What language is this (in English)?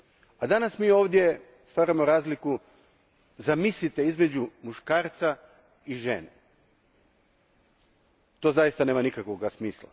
Croatian